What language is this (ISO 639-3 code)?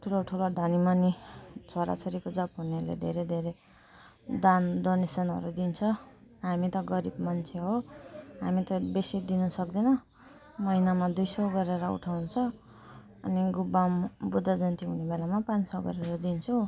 nep